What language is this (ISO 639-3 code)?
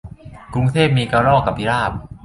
tha